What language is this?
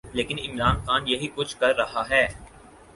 Urdu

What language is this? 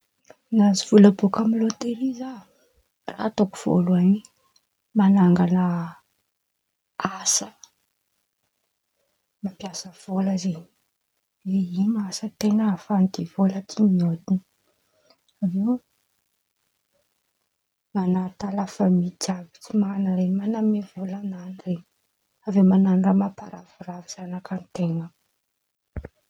Antankarana Malagasy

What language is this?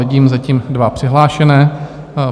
Czech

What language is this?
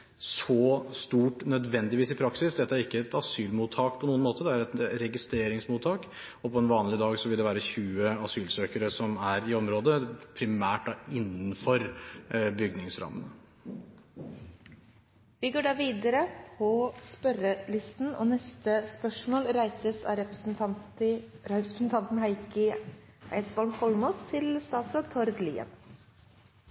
Norwegian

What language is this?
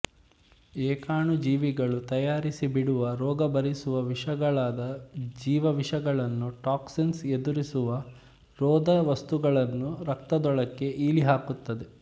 Kannada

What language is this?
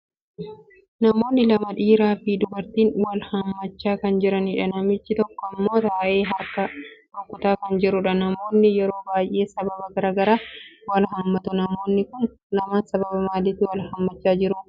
Oromo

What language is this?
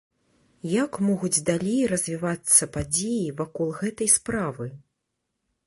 Belarusian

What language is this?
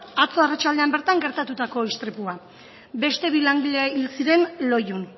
Basque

